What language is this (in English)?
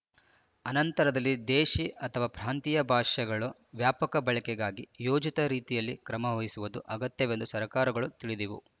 Kannada